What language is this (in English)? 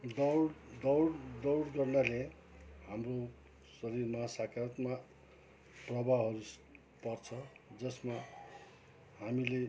Nepali